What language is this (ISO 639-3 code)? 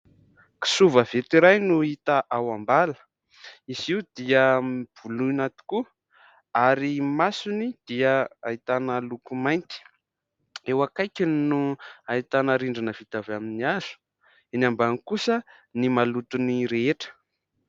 mlg